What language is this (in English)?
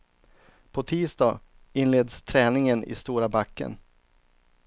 Swedish